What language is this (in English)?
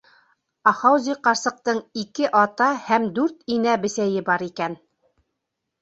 Bashkir